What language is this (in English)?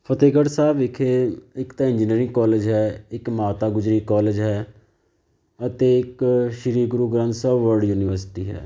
Punjabi